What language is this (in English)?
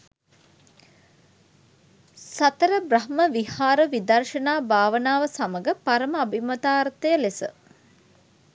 Sinhala